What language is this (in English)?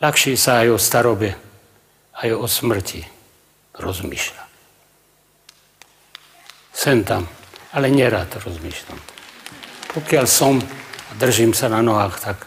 Czech